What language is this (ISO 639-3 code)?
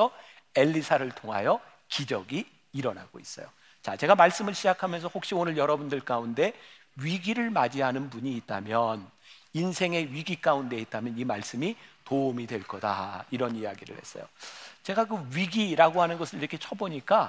kor